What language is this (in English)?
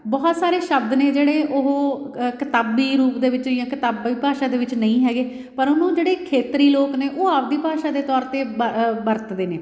Punjabi